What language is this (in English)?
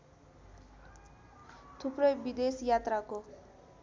Nepali